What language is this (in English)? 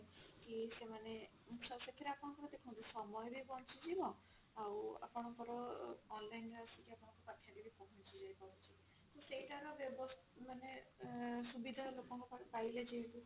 Odia